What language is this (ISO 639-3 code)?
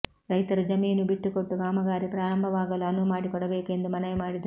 kan